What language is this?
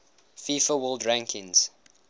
English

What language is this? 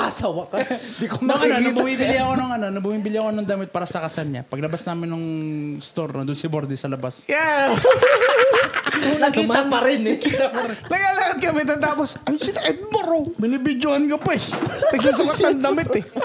Filipino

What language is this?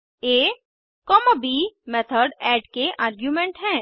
Hindi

